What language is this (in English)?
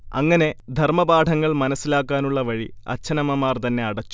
Malayalam